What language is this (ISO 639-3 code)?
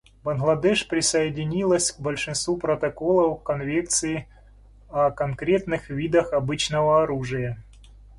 rus